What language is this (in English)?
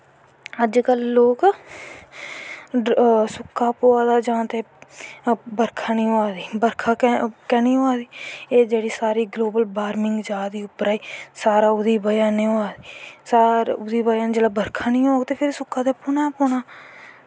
Dogri